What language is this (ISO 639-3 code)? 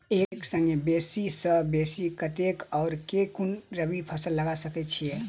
mai